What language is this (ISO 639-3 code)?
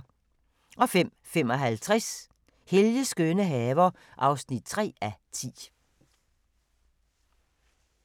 dan